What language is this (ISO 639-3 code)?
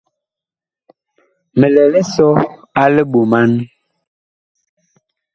bkh